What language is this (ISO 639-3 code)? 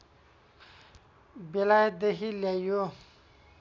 nep